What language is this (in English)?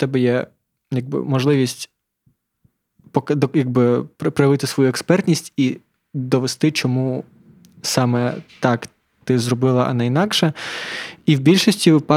Ukrainian